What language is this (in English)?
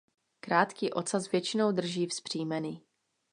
Czech